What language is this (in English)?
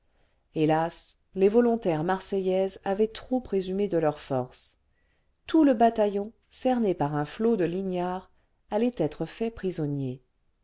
French